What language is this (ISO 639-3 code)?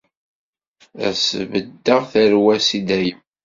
kab